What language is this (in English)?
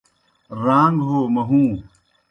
Kohistani Shina